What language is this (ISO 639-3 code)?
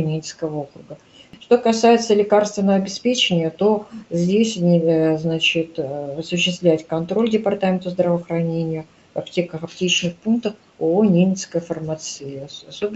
rus